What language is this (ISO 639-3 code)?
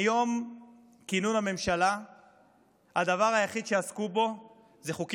heb